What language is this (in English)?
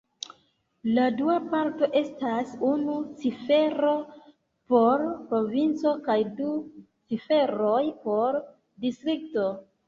Esperanto